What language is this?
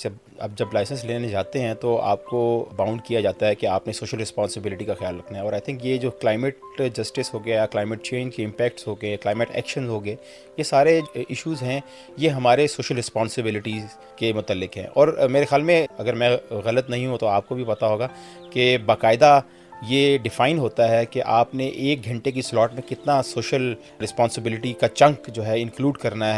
Urdu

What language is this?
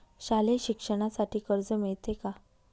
Marathi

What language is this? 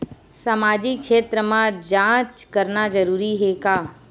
Chhattisgarhi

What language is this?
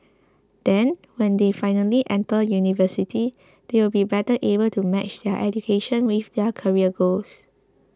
English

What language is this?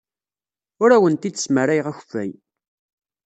Kabyle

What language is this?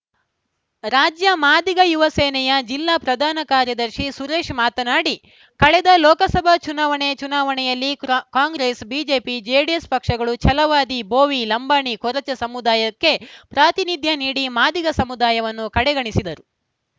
Kannada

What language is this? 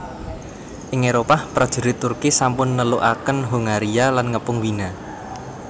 Javanese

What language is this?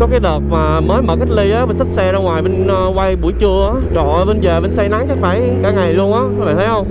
Vietnamese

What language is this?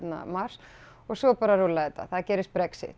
Icelandic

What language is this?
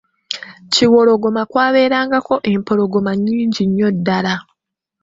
Ganda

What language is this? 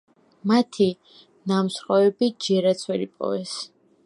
Georgian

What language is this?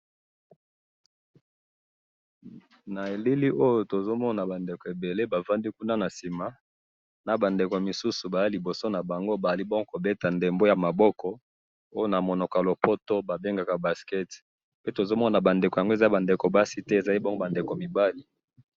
Lingala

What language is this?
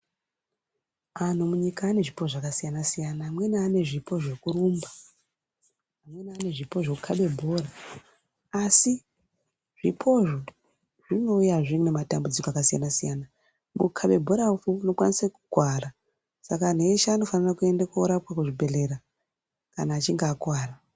Ndau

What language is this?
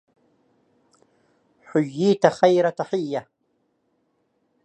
Arabic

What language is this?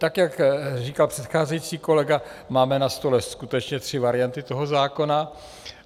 Czech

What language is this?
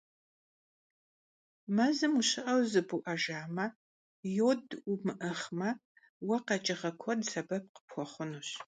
Kabardian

